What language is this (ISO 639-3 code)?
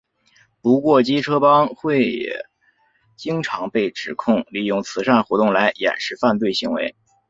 zho